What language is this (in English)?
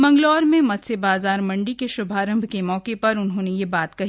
Hindi